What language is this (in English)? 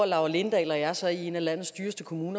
Danish